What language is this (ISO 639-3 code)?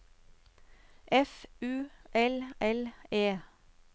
nor